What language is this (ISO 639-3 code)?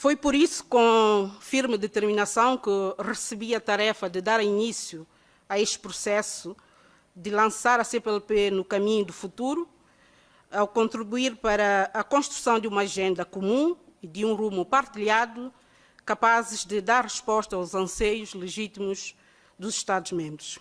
por